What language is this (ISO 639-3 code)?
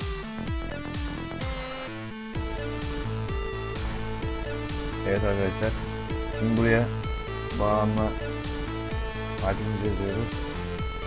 tur